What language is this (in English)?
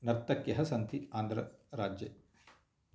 Sanskrit